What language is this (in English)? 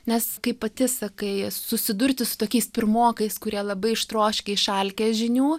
Lithuanian